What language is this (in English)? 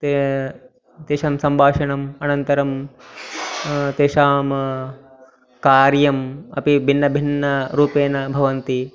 Sanskrit